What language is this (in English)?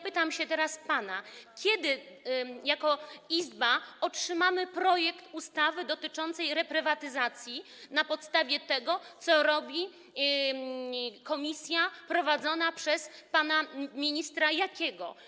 Polish